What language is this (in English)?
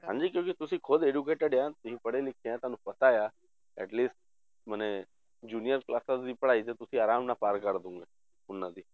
Punjabi